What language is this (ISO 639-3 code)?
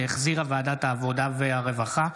heb